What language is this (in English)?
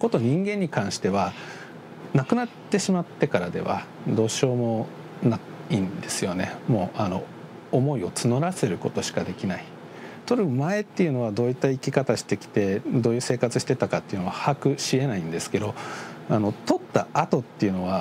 Japanese